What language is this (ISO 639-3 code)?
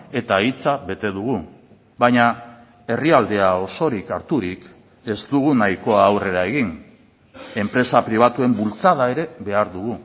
eus